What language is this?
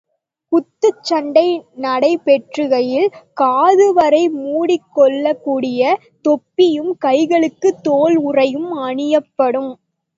Tamil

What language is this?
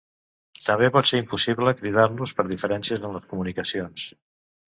Catalan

